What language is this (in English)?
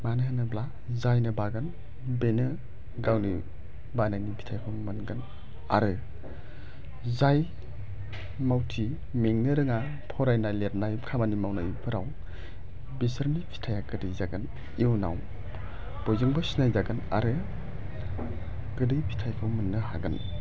Bodo